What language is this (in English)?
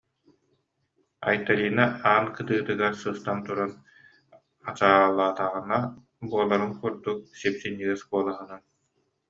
Yakut